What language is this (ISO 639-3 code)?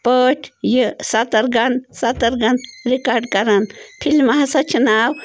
kas